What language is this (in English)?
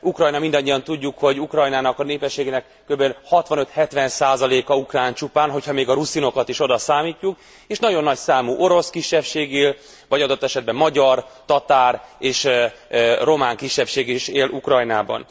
Hungarian